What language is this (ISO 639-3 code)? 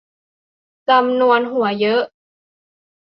tha